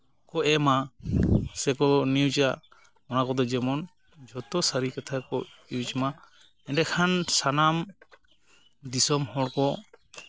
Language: Santali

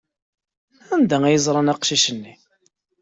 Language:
Kabyle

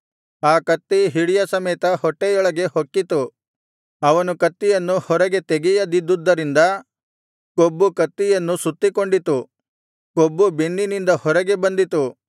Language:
Kannada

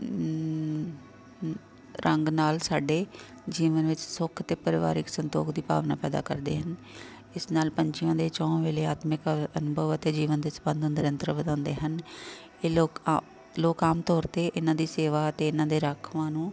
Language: Punjabi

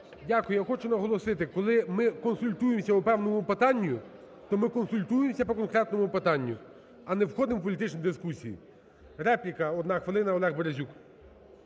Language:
Ukrainian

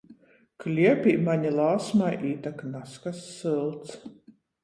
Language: Latgalian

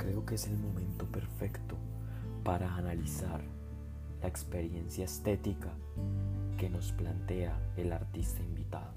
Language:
Spanish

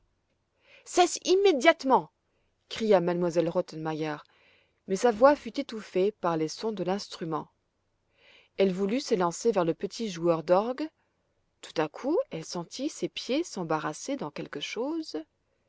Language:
French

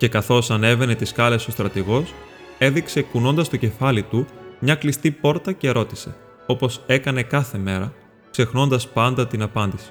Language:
Greek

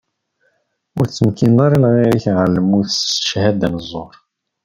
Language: Kabyle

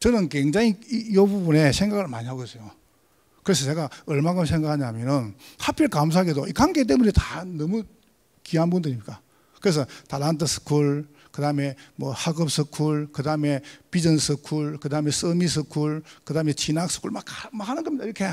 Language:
Korean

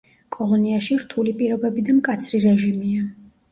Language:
Georgian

